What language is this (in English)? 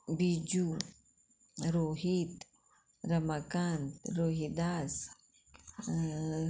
Konkani